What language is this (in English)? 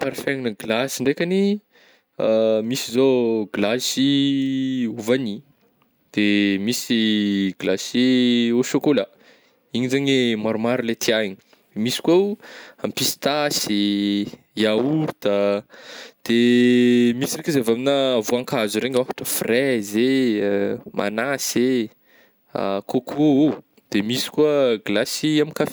Northern Betsimisaraka Malagasy